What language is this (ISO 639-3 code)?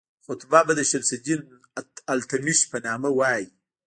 pus